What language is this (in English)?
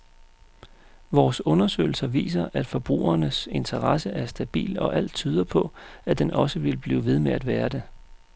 Danish